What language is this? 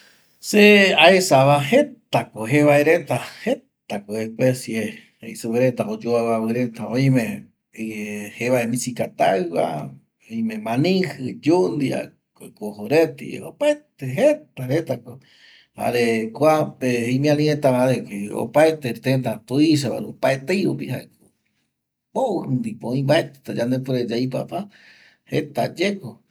Eastern Bolivian Guaraní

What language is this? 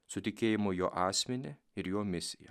Lithuanian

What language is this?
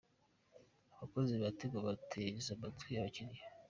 Kinyarwanda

